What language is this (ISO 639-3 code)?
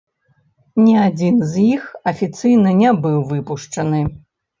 bel